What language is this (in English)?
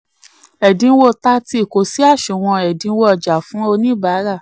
Yoruba